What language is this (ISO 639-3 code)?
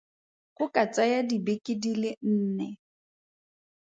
tsn